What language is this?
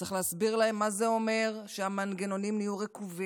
Hebrew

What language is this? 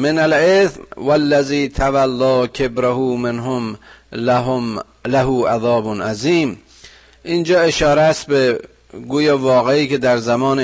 Persian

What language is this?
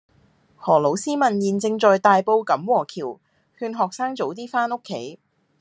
Cantonese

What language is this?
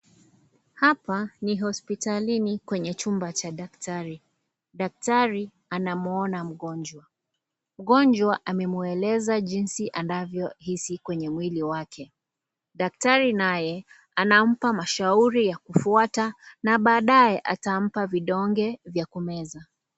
Swahili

